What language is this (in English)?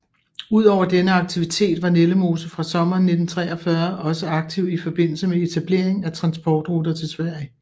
Danish